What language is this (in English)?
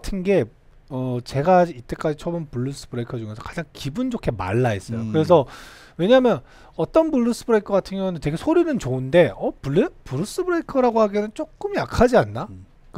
Korean